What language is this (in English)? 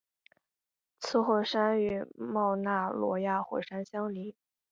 Chinese